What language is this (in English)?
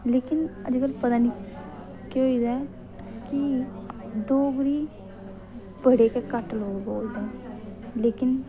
Dogri